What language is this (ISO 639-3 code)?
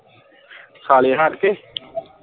pan